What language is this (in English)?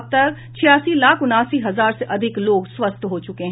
Hindi